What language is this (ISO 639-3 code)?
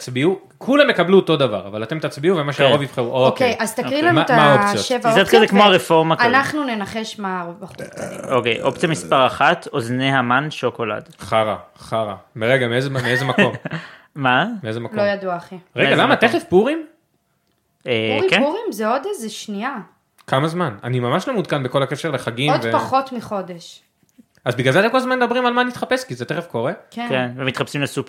heb